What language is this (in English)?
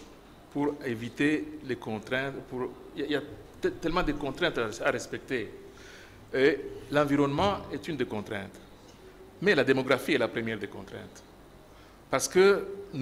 French